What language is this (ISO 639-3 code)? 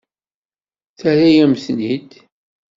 kab